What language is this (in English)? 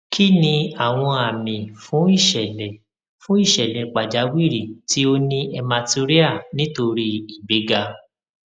Yoruba